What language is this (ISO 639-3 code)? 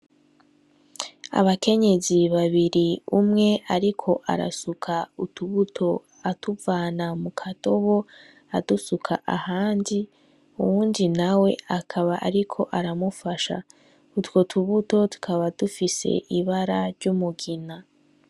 run